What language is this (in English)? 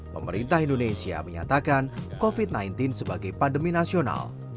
Indonesian